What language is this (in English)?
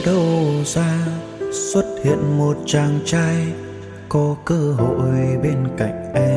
Vietnamese